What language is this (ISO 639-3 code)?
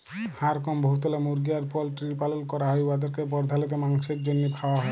ben